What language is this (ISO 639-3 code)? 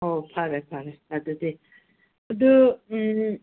mni